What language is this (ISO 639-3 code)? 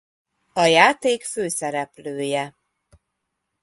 hun